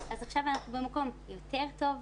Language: Hebrew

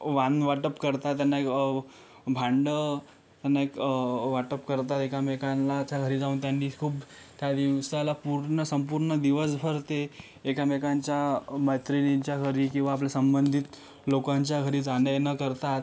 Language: Marathi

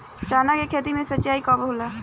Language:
Bhojpuri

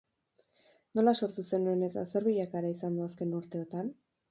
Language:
Basque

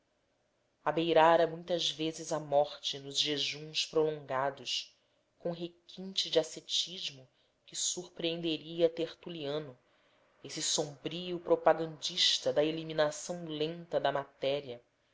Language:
Portuguese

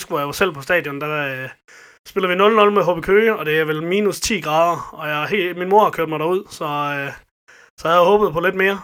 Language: Danish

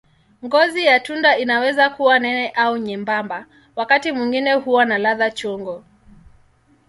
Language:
Swahili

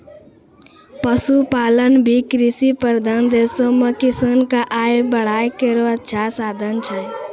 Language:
Maithili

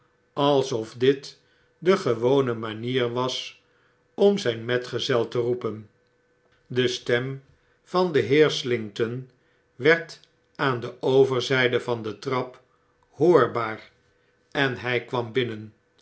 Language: Dutch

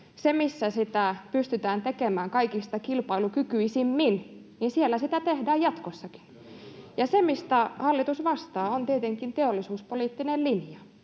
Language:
Finnish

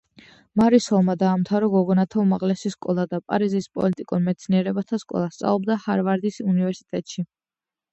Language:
Georgian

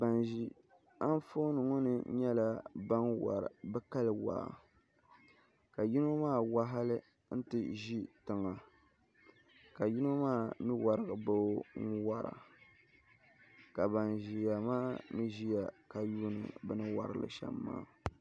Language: Dagbani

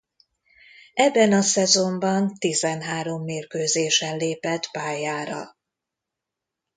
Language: Hungarian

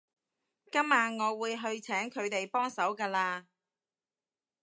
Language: Cantonese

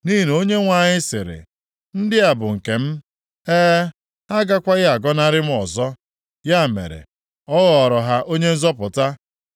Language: Igbo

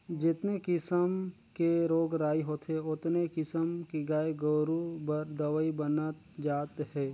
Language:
Chhattisgarhi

